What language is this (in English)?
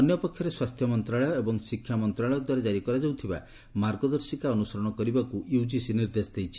Odia